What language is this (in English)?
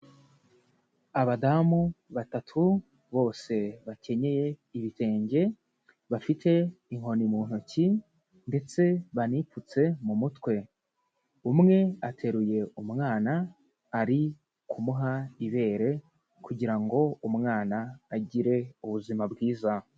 Kinyarwanda